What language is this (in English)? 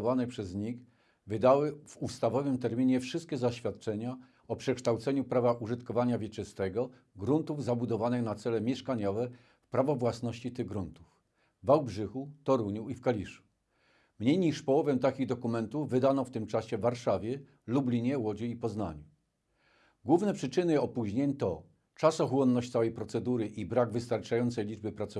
Polish